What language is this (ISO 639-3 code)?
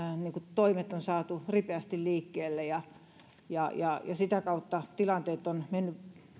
fin